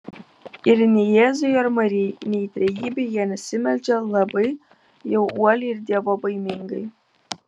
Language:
Lithuanian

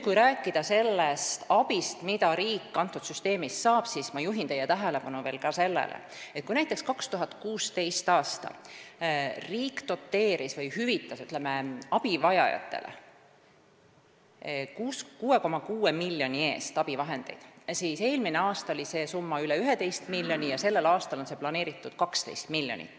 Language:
Estonian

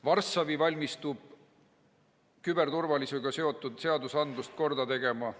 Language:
Estonian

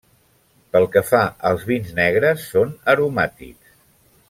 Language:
Catalan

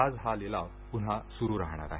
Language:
Marathi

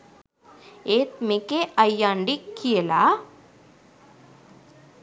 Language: Sinhala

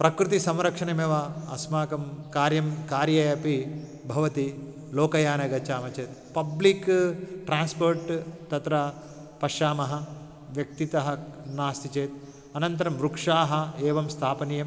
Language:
Sanskrit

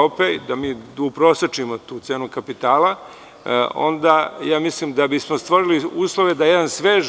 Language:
Serbian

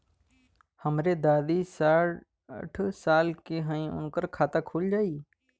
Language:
Bhojpuri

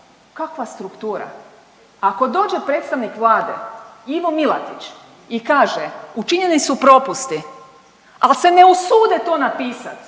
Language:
Croatian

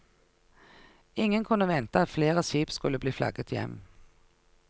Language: Norwegian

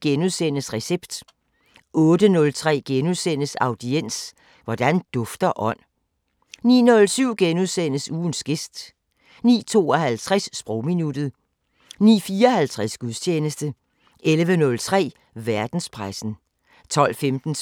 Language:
Danish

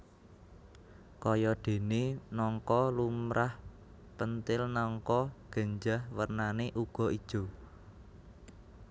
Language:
Javanese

